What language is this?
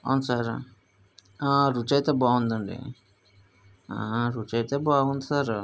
Telugu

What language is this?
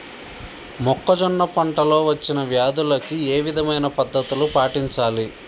Telugu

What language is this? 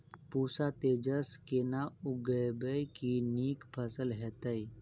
Maithili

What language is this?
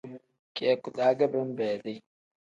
Tem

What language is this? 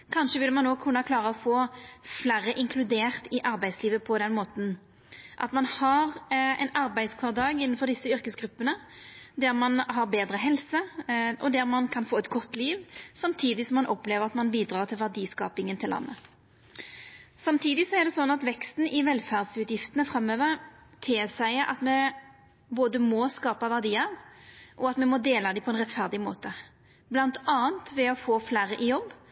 Norwegian Nynorsk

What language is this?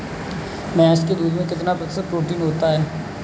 Hindi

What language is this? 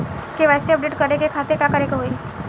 Bhojpuri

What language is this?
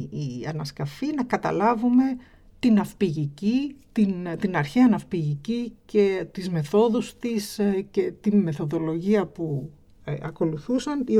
Greek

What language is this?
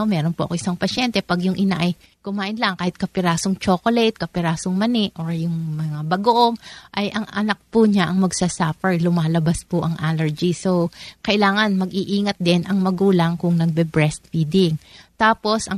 Filipino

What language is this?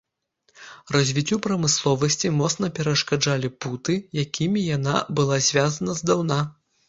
Belarusian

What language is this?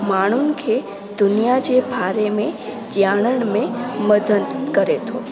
Sindhi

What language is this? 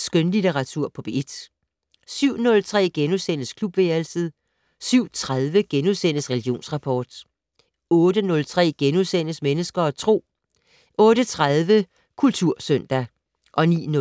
Danish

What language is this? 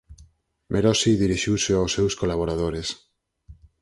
Galician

